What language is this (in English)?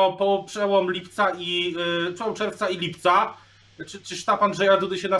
Polish